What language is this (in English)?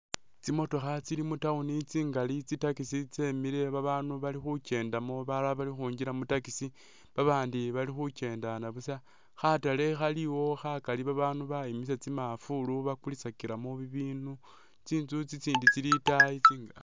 Masaaba